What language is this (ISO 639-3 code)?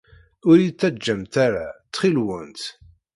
kab